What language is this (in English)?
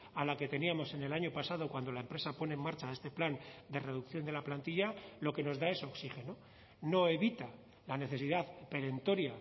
Spanish